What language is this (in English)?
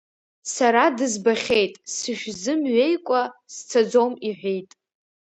Abkhazian